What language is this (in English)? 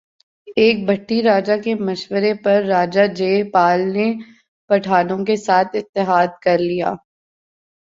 Urdu